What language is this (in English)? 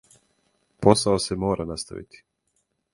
Serbian